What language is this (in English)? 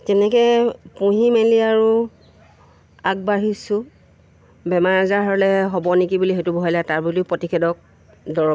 Assamese